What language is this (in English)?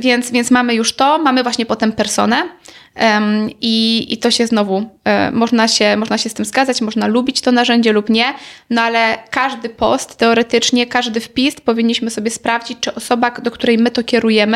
Polish